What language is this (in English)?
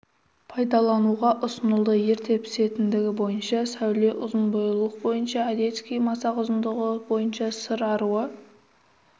Kazakh